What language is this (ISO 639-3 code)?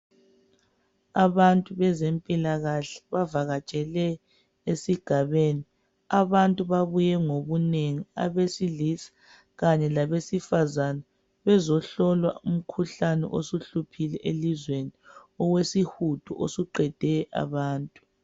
nde